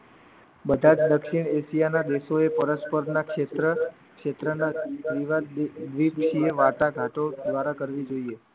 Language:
Gujarati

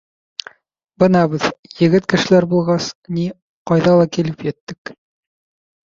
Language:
Bashkir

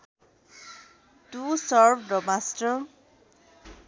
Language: Nepali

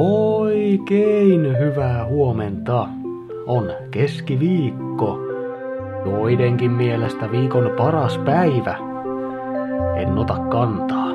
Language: Finnish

